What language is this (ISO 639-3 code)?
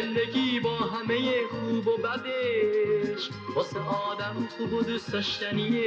fas